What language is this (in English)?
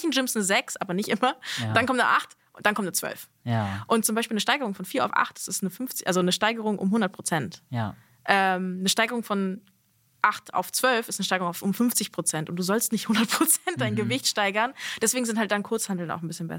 German